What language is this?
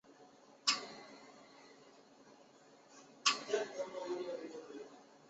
Chinese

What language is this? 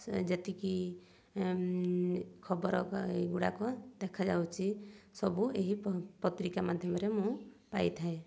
Odia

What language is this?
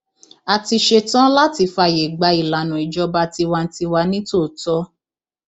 Yoruba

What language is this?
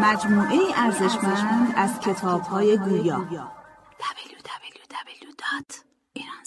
Persian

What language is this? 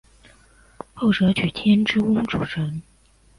Chinese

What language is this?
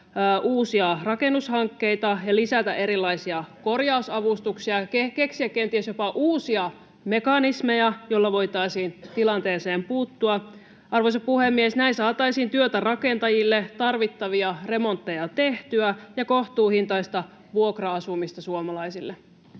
Finnish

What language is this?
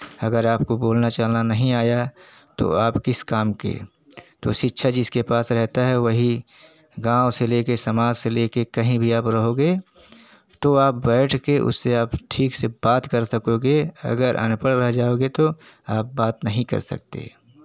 Hindi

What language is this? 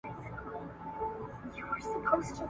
Pashto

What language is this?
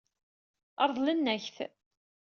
Kabyle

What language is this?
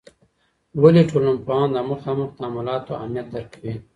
Pashto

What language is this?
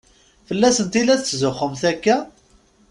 Kabyle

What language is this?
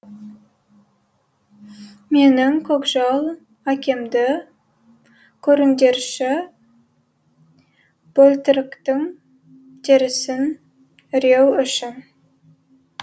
Kazakh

